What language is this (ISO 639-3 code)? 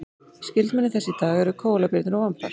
isl